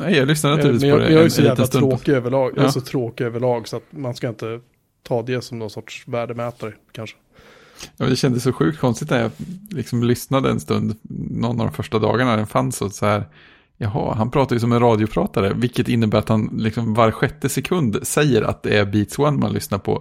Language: Swedish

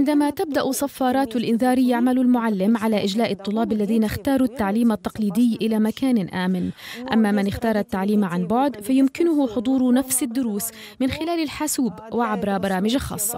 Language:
Arabic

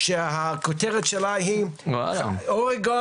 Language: Hebrew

